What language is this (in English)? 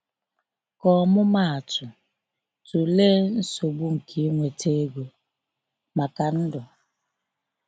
Igbo